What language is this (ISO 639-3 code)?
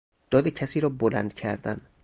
fas